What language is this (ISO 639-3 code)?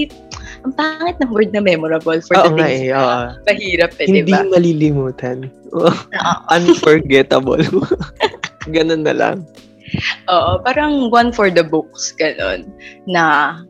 fil